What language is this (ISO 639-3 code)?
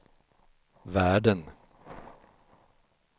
swe